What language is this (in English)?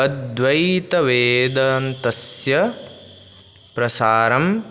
Sanskrit